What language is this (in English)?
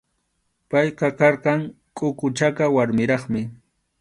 Arequipa-La Unión Quechua